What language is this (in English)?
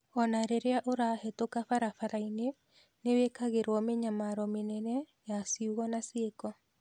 Kikuyu